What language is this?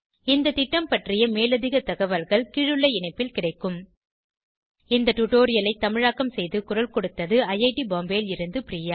Tamil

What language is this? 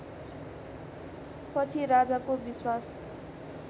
Nepali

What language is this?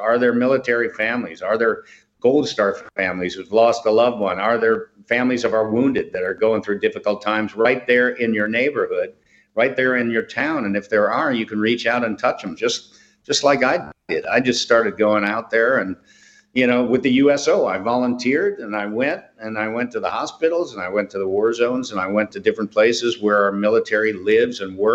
English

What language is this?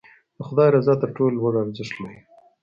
Pashto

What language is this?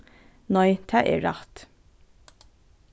Faroese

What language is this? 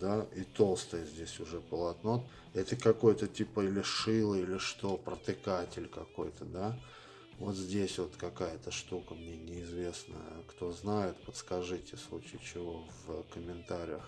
Russian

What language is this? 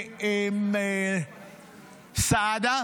Hebrew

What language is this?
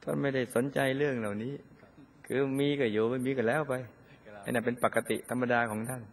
Thai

